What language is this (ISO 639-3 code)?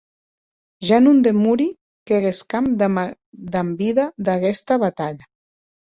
oci